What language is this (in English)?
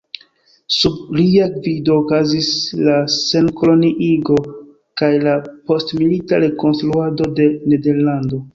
Esperanto